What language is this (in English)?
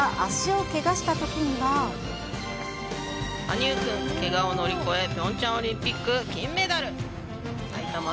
Japanese